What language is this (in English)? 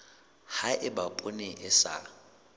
Southern Sotho